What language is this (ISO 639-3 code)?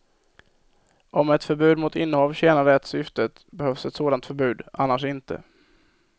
swe